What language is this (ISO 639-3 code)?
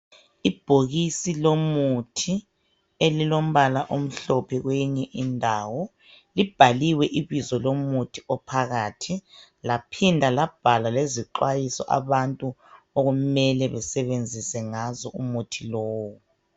nde